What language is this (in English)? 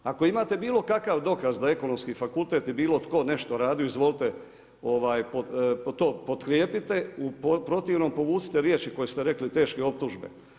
Croatian